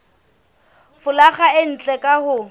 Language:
Southern Sotho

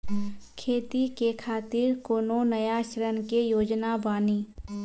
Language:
Maithili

